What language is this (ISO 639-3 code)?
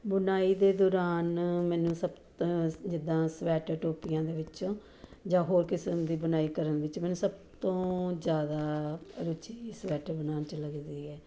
pan